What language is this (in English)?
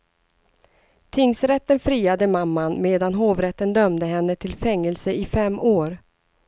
Swedish